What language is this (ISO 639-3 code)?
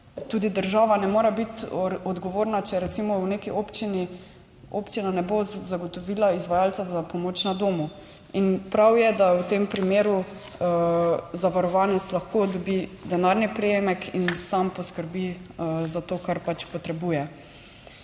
slv